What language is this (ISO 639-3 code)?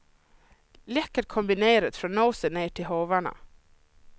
swe